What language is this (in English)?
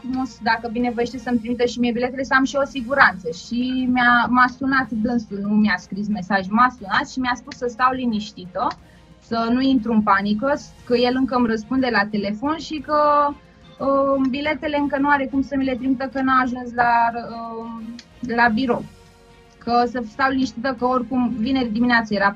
Romanian